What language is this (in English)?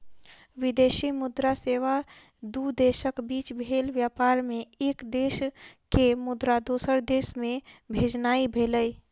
Maithili